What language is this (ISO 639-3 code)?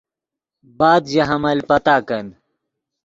ydg